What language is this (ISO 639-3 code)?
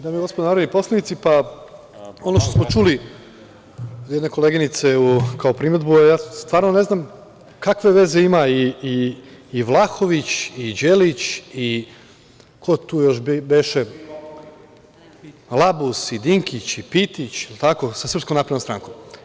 srp